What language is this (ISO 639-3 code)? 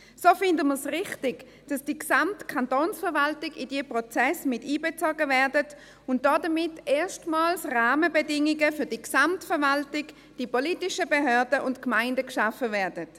gsw